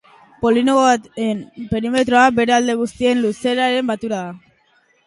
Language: Basque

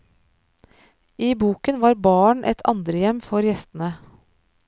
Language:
Norwegian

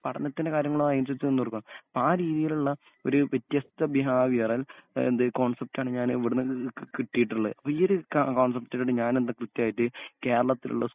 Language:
Malayalam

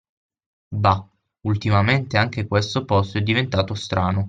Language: Italian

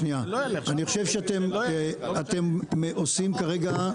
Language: Hebrew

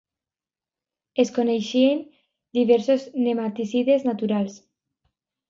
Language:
Catalan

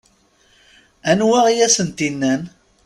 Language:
Kabyle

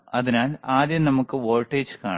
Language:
Malayalam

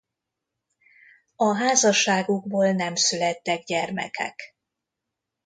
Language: Hungarian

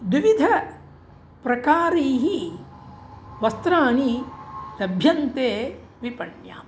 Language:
Sanskrit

